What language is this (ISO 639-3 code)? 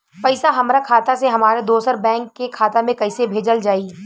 bho